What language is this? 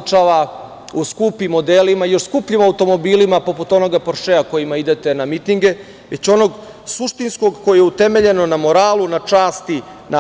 Serbian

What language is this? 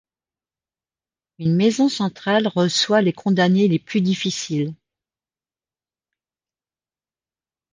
French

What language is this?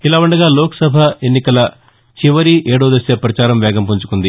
Telugu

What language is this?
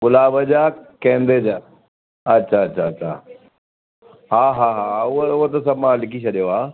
Sindhi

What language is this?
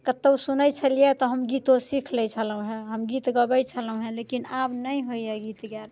Maithili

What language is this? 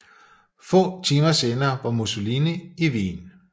Danish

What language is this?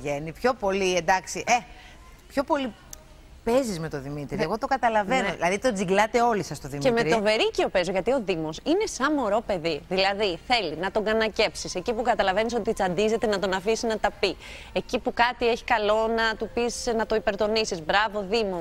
Greek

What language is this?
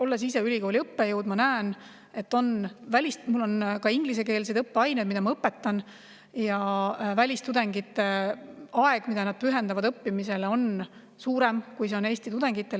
Estonian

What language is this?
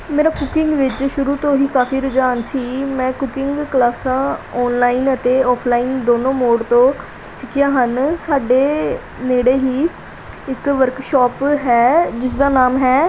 Punjabi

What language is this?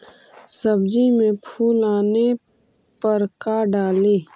Magahi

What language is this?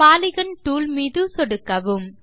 Tamil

